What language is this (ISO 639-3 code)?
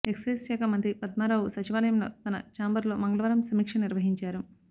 tel